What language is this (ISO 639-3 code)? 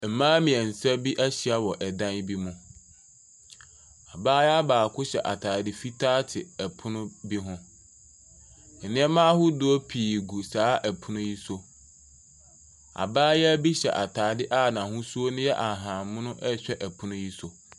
aka